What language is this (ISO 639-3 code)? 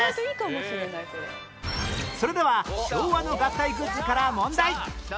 jpn